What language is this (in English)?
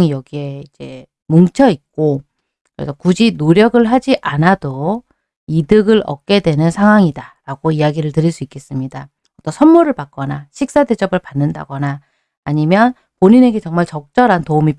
Korean